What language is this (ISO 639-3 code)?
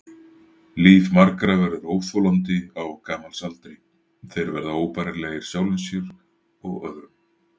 isl